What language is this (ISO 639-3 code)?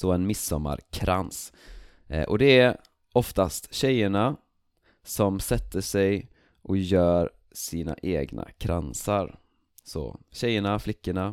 swe